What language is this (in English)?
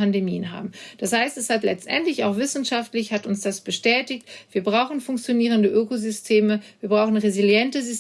German